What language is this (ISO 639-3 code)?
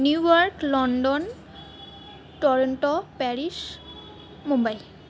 ben